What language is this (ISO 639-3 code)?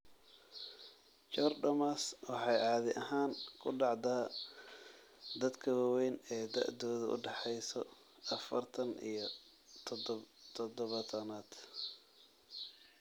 som